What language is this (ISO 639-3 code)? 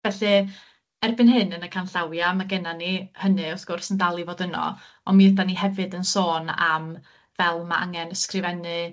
cym